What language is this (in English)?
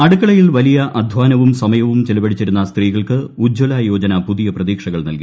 Malayalam